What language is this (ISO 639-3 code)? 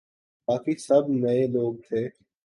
urd